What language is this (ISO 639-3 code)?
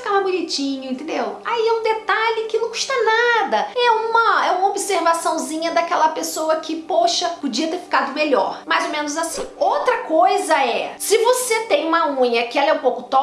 por